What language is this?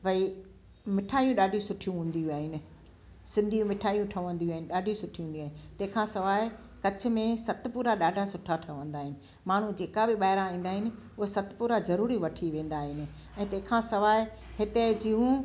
Sindhi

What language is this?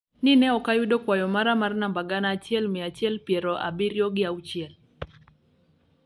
Luo (Kenya and Tanzania)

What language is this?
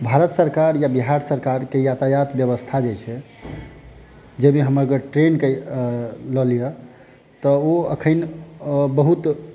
Maithili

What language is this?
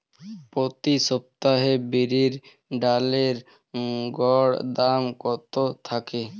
Bangla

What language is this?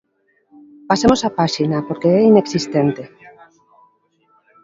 Galician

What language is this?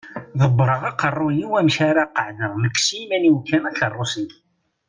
Kabyle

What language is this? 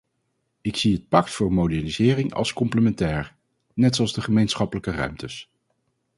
Dutch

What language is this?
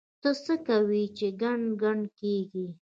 Pashto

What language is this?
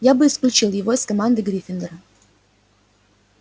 Russian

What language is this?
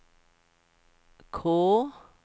Swedish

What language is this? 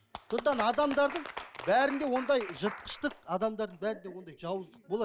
Kazakh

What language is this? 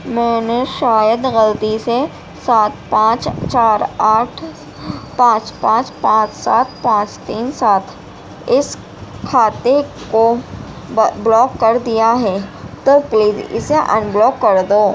Urdu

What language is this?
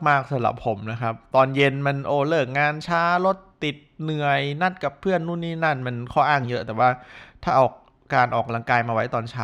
Thai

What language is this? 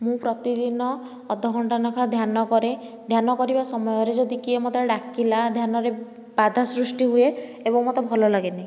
Odia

